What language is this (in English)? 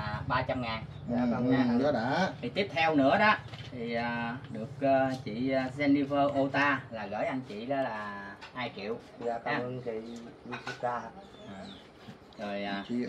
Vietnamese